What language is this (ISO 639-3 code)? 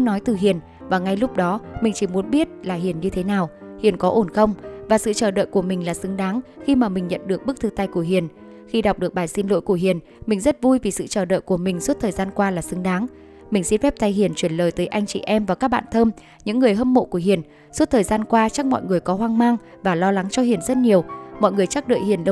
vie